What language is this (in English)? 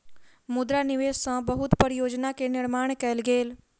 Maithili